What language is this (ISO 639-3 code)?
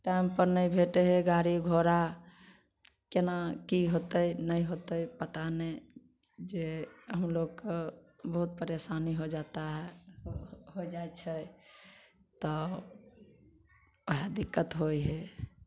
mai